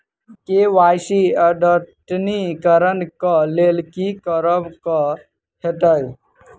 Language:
Maithili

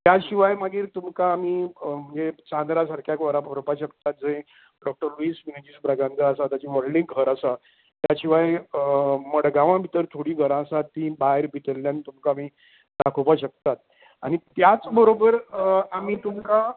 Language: Konkani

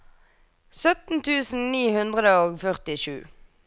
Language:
Norwegian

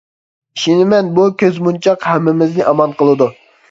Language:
Uyghur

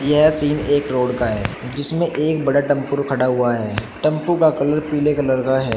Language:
Hindi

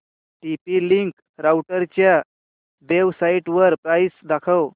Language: Marathi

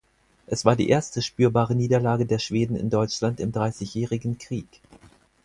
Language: German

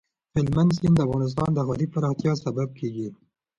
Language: Pashto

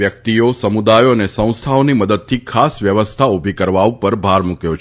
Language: Gujarati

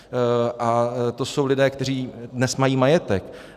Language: Czech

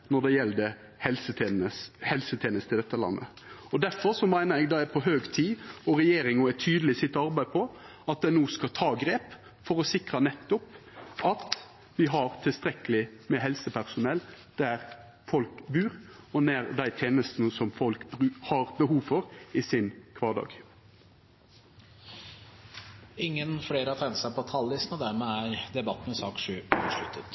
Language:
Norwegian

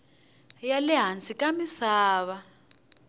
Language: Tsonga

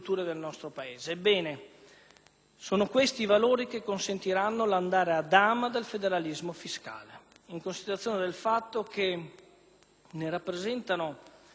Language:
Italian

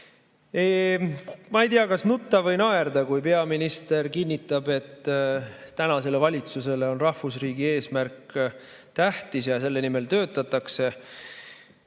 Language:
Estonian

